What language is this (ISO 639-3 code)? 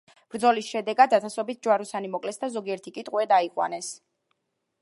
kat